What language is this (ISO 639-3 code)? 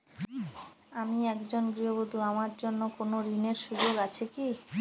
ben